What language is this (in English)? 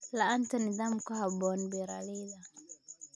Somali